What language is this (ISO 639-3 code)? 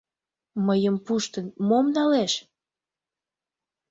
chm